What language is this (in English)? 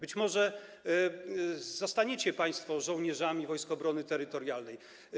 Polish